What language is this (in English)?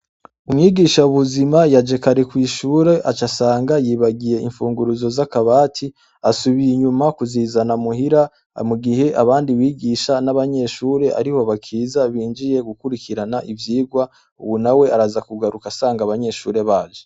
Rundi